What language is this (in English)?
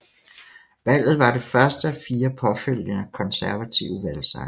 Danish